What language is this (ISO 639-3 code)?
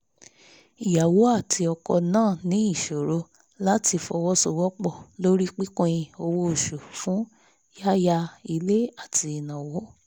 yor